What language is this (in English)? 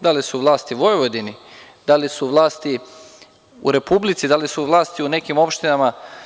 Serbian